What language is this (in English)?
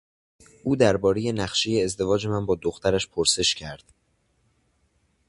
Persian